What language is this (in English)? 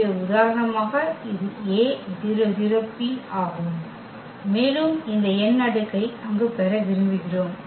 Tamil